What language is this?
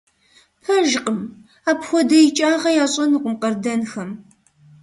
Kabardian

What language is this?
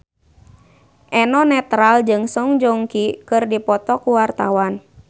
Sundanese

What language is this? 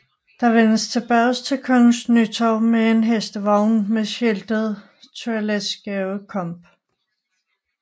Danish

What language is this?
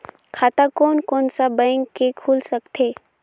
Chhattisgarhi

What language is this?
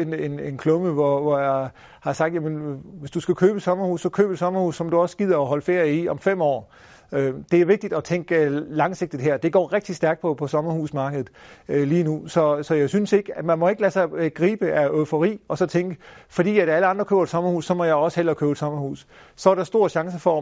Danish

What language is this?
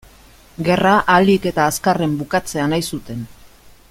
Basque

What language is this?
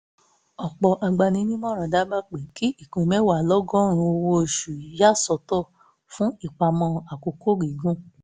Yoruba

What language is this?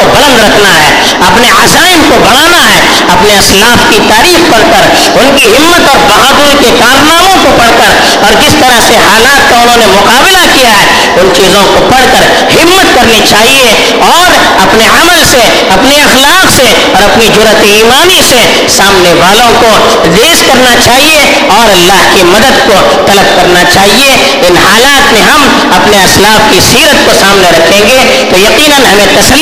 Urdu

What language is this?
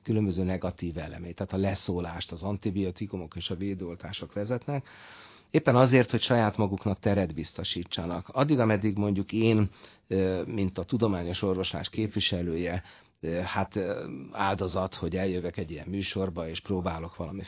Hungarian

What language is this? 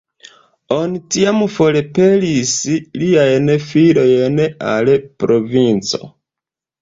Esperanto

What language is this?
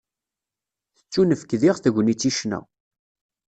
Kabyle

